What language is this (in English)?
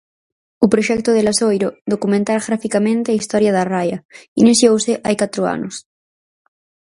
Galician